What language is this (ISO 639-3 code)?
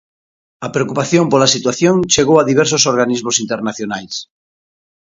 glg